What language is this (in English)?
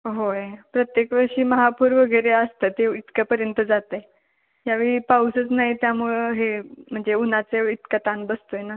Marathi